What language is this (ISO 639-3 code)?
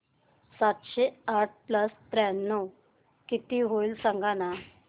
mar